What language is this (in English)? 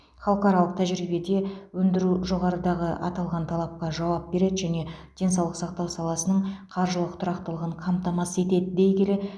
Kazakh